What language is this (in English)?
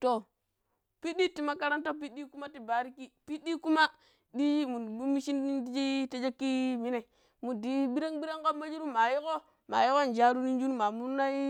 Pero